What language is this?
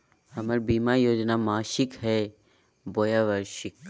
Magahi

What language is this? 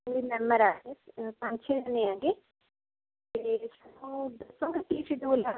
Punjabi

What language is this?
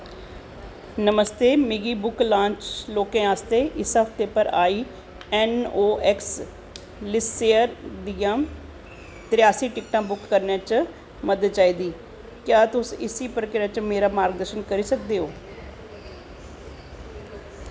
Dogri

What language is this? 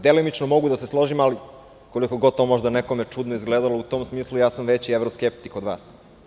Serbian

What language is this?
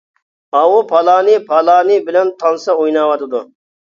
Uyghur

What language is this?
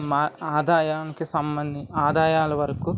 Telugu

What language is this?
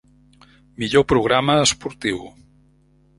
Catalan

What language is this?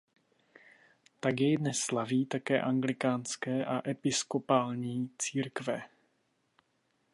Czech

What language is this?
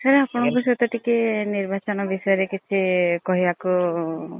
Odia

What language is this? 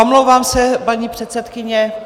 Czech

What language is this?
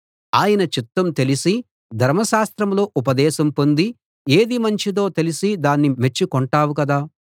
Telugu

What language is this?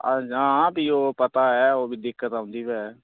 Dogri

